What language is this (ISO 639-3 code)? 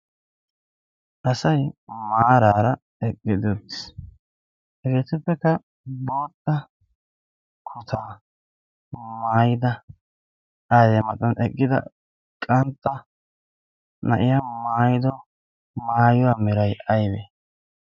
wal